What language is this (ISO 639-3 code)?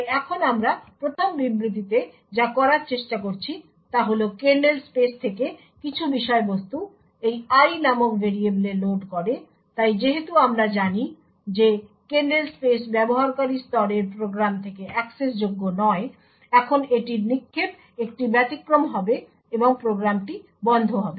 ben